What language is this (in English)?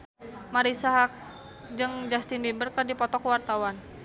Sundanese